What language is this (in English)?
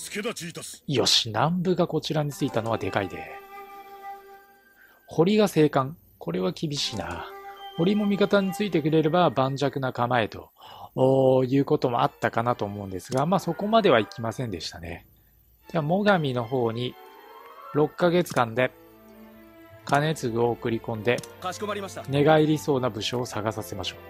Japanese